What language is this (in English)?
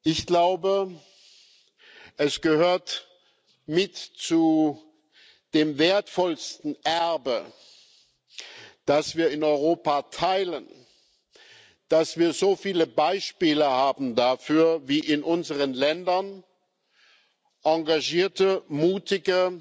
German